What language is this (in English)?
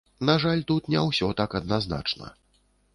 Belarusian